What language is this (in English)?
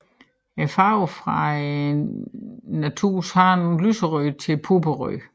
Danish